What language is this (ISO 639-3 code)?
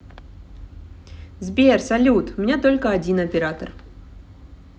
rus